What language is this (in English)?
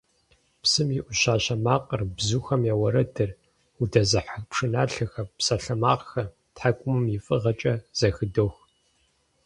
Kabardian